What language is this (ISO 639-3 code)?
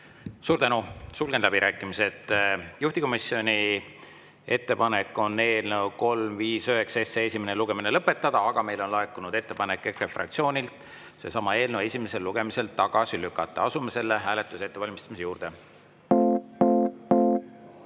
est